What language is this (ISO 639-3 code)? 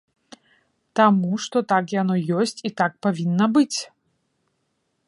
bel